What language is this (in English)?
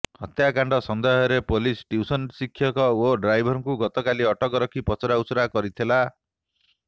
Odia